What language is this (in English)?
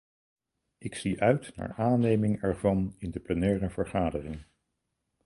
Dutch